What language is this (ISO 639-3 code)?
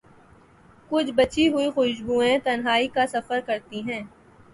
urd